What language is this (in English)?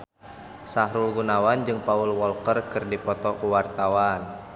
Sundanese